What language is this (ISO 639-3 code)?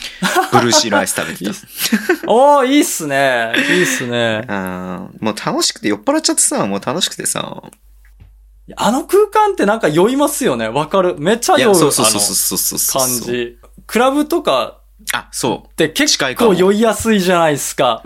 jpn